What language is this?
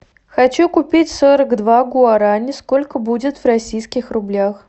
Russian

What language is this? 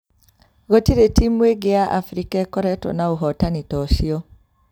Kikuyu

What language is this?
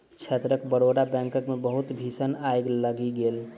Maithili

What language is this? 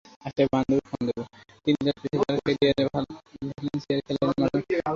Bangla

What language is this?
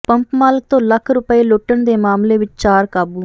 Punjabi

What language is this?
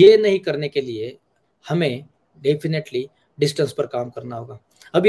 Hindi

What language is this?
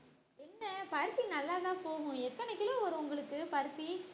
Tamil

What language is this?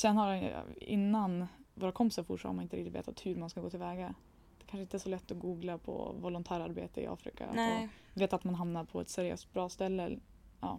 Swedish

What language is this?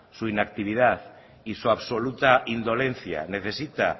Spanish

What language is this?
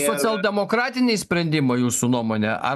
Lithuanian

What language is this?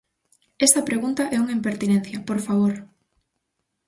Galician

